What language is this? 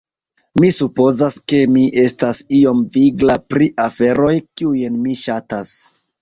Esperanto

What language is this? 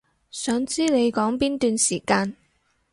Cantonese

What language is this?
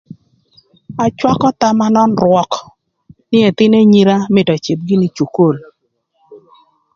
Thur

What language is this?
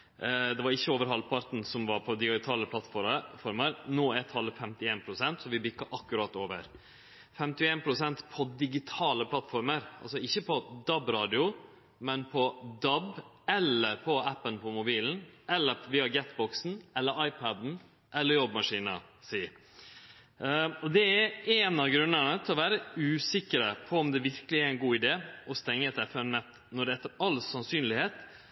Norwegian Nynorsk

